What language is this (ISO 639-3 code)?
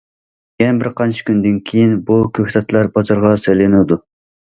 uig